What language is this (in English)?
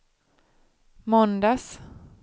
Swedish